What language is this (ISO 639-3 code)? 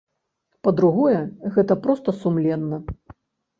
bel